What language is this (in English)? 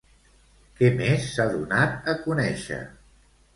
Catalan